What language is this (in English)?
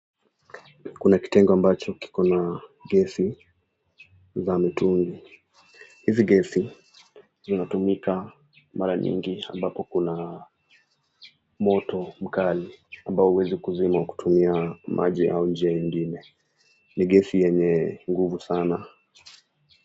Swahili